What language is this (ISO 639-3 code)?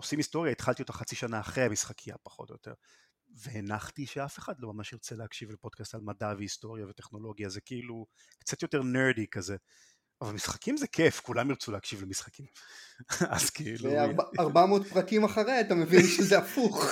heb